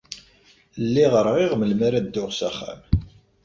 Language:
Kabyle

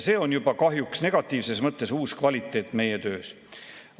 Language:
Estonian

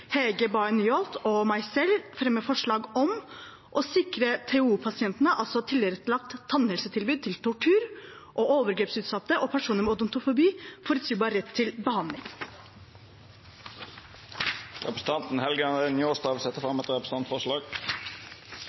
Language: Norwegian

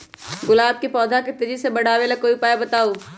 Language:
Magahi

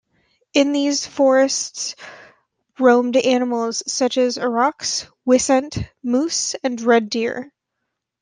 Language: English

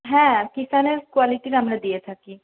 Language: Bangla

